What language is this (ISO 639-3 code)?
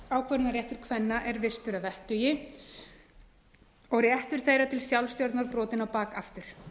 isl